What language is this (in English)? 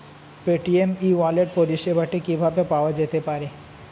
Bangla